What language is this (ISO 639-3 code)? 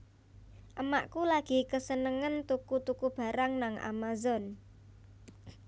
jav